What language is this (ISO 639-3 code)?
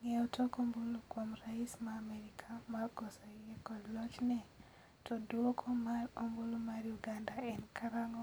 luo